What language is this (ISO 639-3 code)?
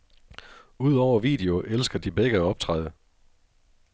dan